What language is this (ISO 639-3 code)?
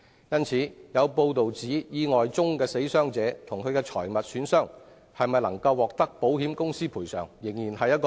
yue